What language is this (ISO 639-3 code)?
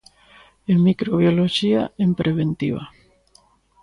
glg